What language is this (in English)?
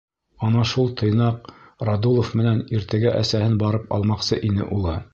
Bashkir